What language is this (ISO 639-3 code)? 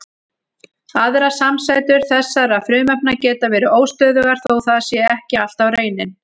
isl